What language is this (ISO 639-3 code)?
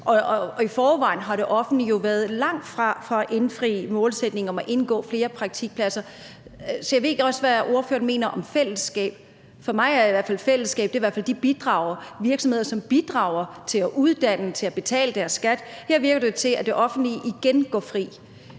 dan